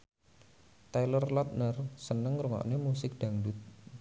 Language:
Javanese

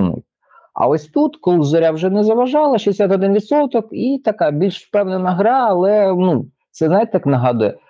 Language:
Ukrainian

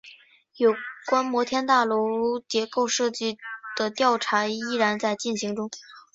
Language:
Chinese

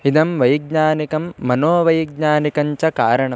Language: Sanskrit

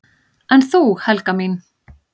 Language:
Icelandic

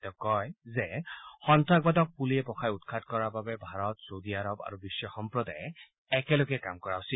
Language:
Assamese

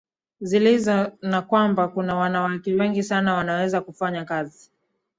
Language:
Swahili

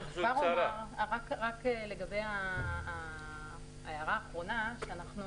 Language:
Hebrew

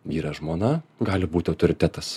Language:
Lithuanian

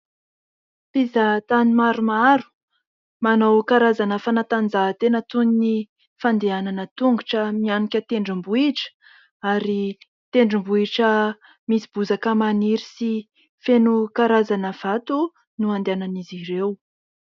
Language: Malagasy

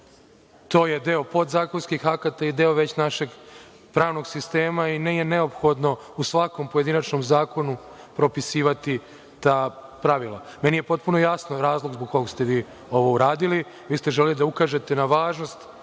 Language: Serbian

